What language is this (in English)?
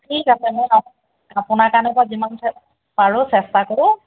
Assamese